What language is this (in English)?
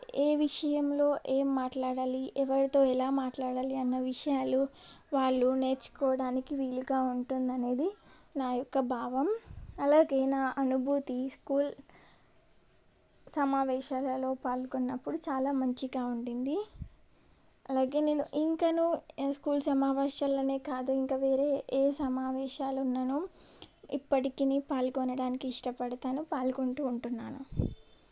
Telugu